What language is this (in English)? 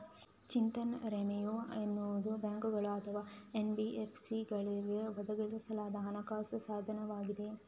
Kannada